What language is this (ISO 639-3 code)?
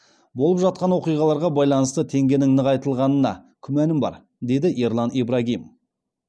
kaz